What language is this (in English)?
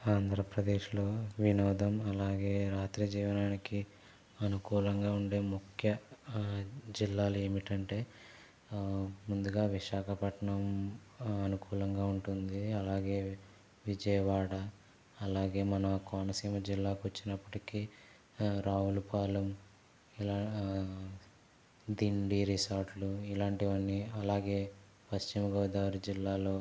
Telugu